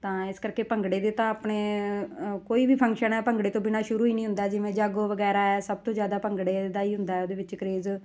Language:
Punjabi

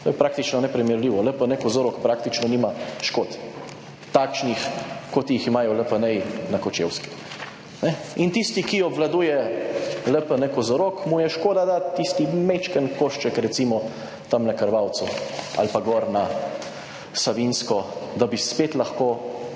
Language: Slovenian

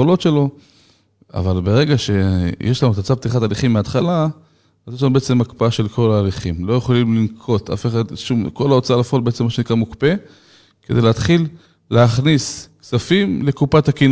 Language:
Hebrew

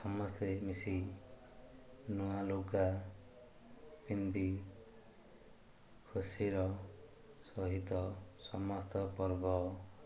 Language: Odia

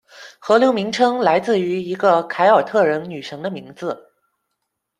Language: Chinese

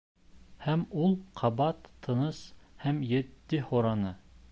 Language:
Bashkir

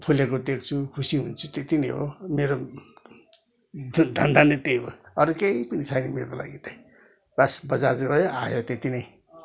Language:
Nepali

